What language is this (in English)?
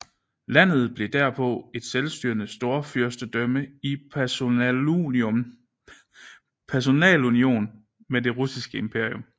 Danish